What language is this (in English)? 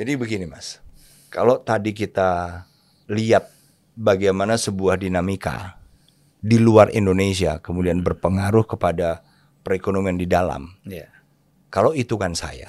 Indonesian